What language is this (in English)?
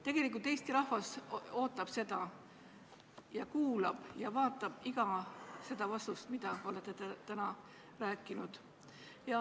Estonian